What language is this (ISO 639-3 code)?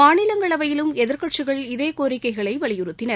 tam